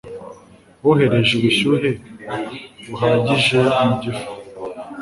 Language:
Kinyarwanda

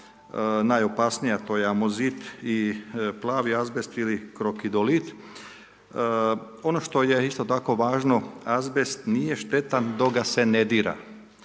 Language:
Croatian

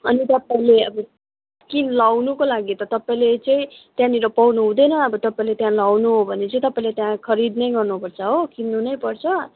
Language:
Nepali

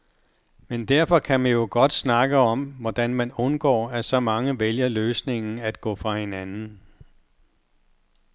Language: Danish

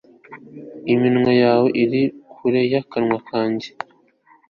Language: Kinyarwanda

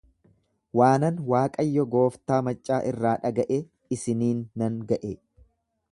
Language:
Oromo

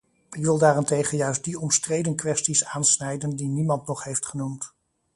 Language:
Dutch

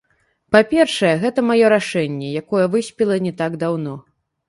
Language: Belarusian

